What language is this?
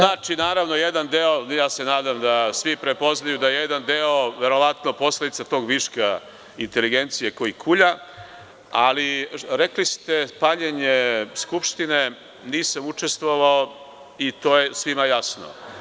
Serbian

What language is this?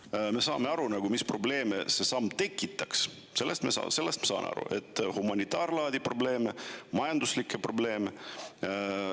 Estonian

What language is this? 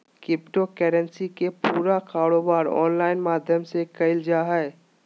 Magahi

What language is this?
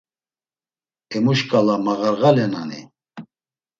Laz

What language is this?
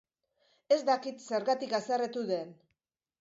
Basque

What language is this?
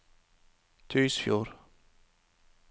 Norwegian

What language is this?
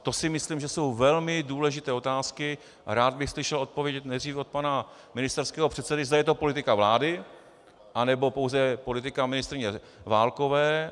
Czech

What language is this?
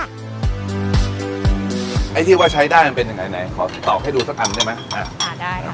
Thai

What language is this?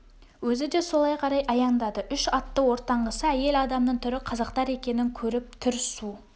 Kazakh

